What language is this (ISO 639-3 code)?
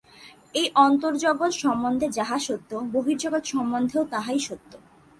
ben